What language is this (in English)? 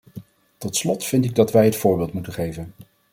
Dutch